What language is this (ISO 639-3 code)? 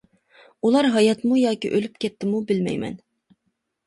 uig